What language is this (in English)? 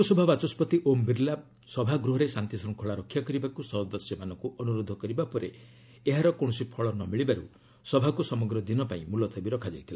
Odia